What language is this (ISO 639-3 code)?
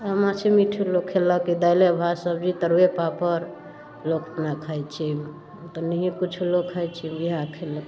mai